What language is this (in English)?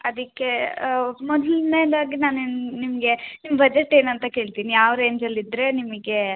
Kannada